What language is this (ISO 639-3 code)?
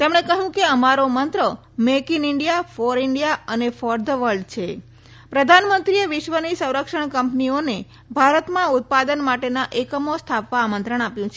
guj